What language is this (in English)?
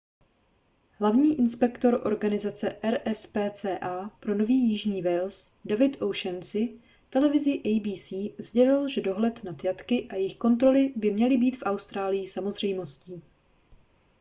Czech